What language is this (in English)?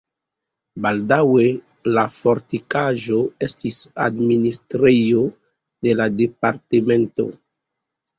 Esperanto